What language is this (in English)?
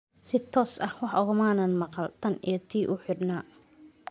Somali